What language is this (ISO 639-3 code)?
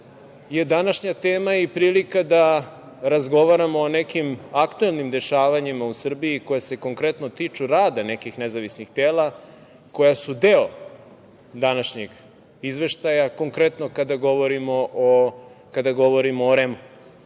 srp